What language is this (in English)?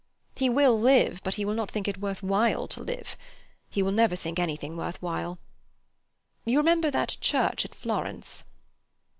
English